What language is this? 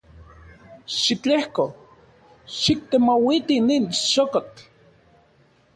Central Puebla Nahuatl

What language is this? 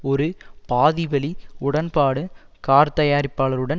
Tamil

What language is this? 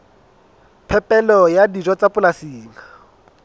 Southern Sotho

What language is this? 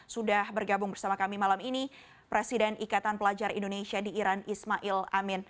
Indonesian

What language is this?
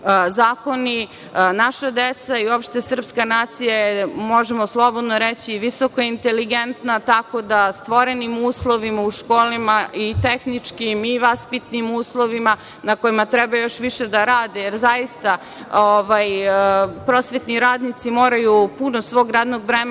Serbian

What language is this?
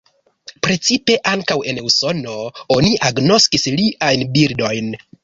Esperanto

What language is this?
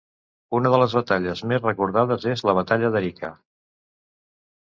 Catalan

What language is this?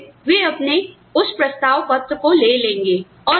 Hindi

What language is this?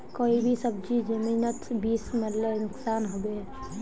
Magahi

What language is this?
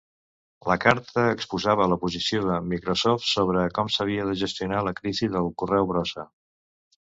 Catalan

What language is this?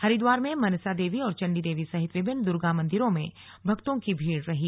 Hindi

